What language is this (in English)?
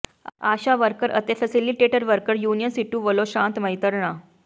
Punjabi